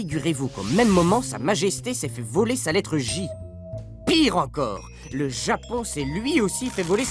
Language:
French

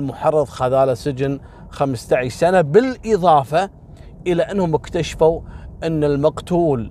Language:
Arabic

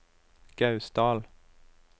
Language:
Norwegian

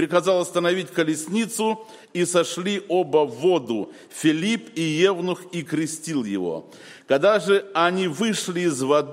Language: Russian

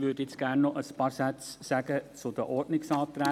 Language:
Swiss German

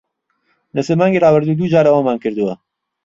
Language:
Central Kurdish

